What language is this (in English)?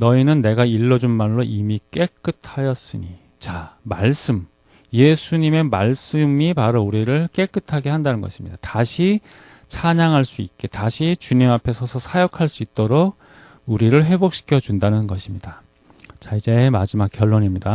Korean